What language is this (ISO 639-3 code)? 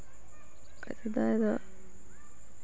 sat